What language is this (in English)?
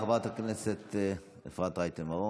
Hebrew